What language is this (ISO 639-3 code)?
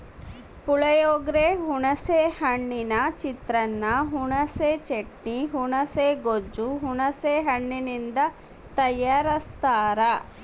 kan